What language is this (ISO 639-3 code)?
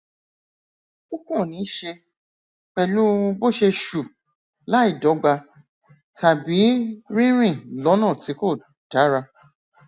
yor